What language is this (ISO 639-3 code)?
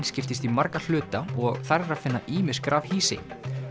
isl